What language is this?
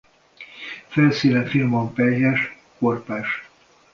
Hungarian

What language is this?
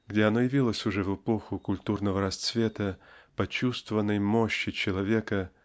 Russian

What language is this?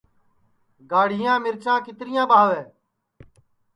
Sansi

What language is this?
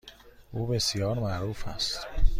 Persian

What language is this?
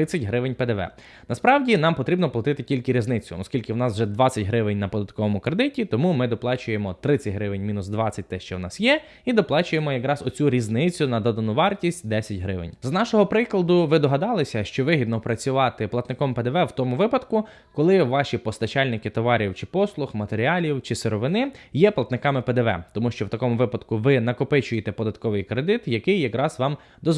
Ukrainian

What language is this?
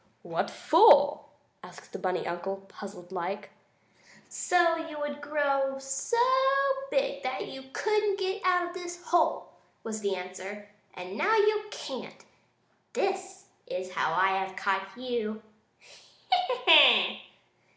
English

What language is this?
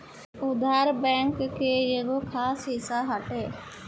Bhojpuri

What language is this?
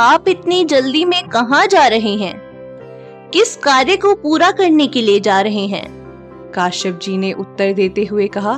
Hindi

